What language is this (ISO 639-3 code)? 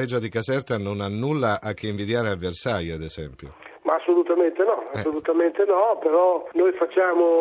ita